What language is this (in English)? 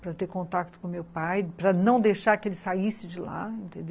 Portuguese